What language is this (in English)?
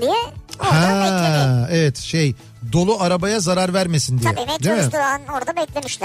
Turkish